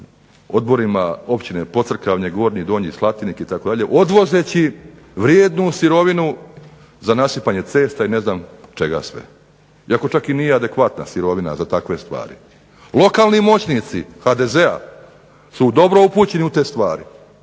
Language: Croatian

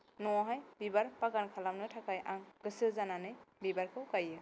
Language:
Bodo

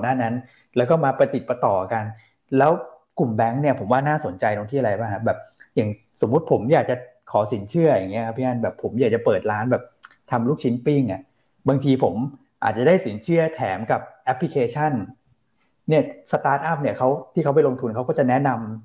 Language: Thai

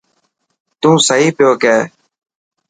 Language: Dhatki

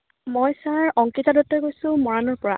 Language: Assamese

